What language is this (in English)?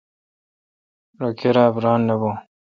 Kalkoti